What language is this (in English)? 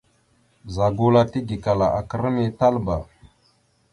Mada (Cameroon)